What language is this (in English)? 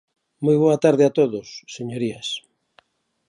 Galician